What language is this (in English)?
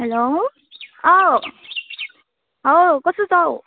Nepali